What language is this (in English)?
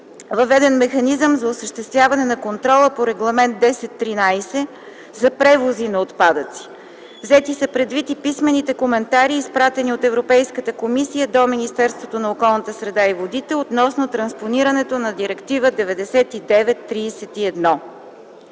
Bulgarian